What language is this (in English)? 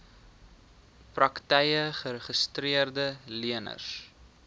Afrikaans